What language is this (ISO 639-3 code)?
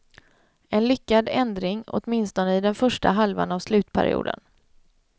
swe